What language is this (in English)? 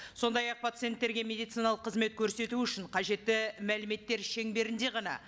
Kazakh